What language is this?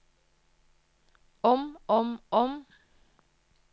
Norwegian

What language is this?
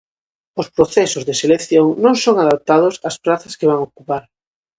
Galician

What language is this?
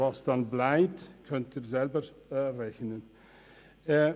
Swiss German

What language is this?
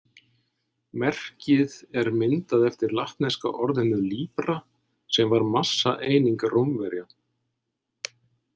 Icelandic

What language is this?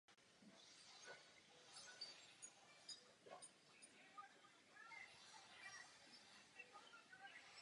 Czech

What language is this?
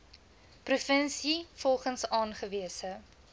Afrikaans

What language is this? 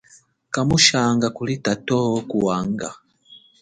Chokwe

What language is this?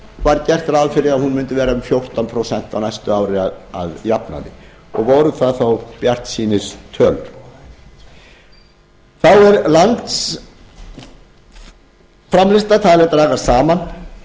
Icelandic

